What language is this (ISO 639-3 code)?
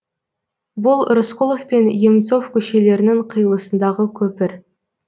kaz